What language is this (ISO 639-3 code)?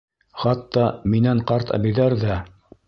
bak